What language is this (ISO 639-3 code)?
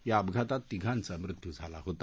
mar